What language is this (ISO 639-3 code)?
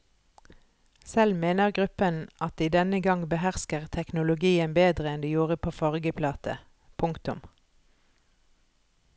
nor